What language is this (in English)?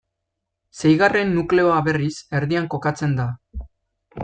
Basque